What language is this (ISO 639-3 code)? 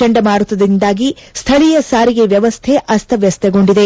kan